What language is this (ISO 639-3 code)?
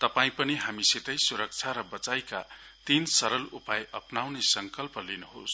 nep